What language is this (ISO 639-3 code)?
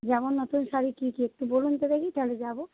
ben